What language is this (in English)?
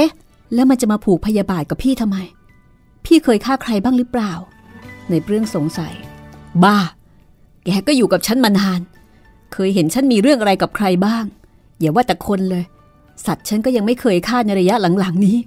Thai